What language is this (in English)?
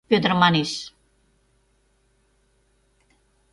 Mari